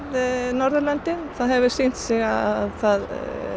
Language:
Icelandic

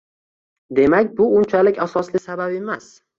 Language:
Uzbek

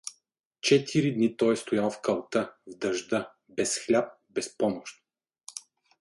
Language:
Bulgarian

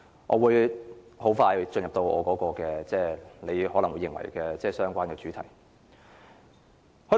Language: Cantonese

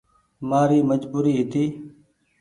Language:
Goaria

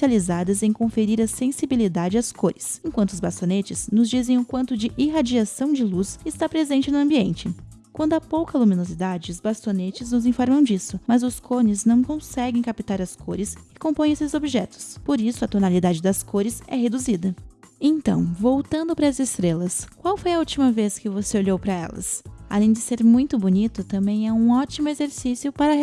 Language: Portuguese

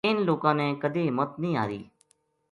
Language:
Gujari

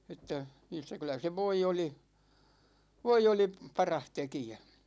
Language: Finnish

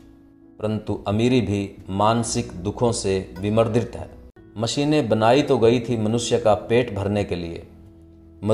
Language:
Hindi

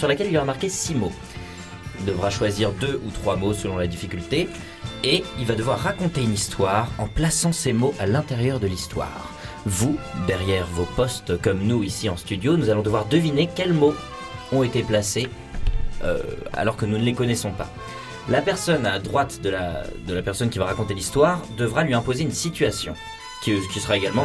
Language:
French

